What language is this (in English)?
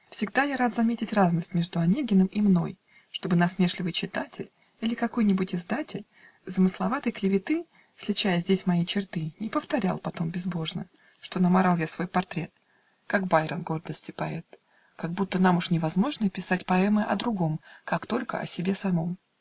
Russian